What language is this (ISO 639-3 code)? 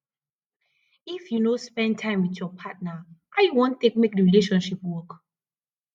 pcm